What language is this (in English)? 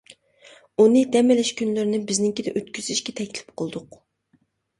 Uyghur